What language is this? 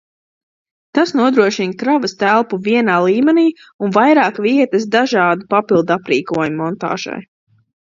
Latvian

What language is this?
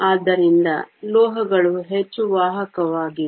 Kannada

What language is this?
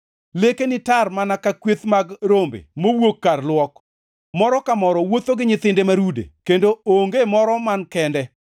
Luo (Kenya and Tanzania)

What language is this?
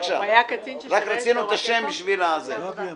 Hebrew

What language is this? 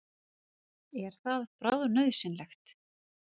Icelandic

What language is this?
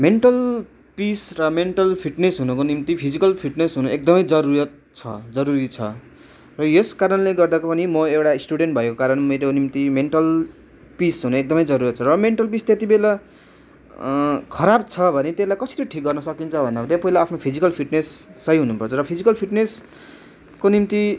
Nepali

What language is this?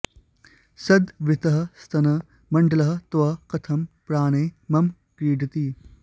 Sanskrit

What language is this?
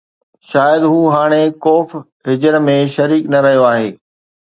Sindhi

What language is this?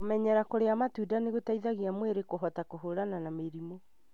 Kikuyu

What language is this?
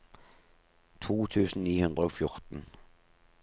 Norwegian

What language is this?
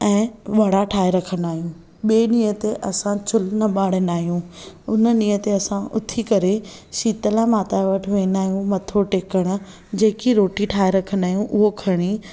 Sindhi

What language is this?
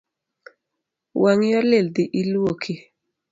Luo (Kenya and Tanzania)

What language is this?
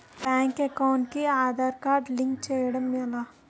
Telugu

